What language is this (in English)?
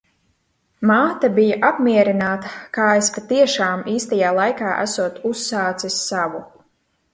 Latvian